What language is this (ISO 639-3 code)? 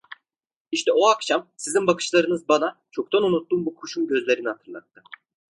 tur